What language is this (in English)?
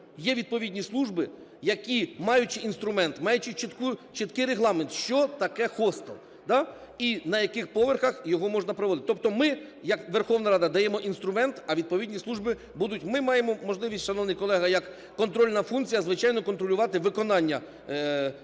Ukrainian